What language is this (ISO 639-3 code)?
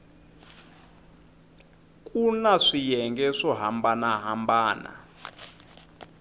tso